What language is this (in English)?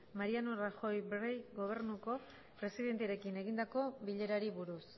Basque